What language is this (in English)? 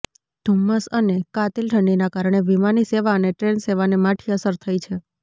Gujarati